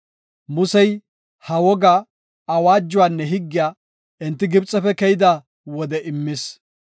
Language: Gofa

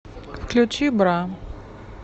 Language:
Russian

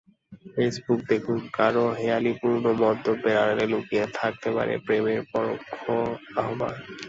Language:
Bangla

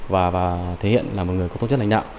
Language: Vietnamese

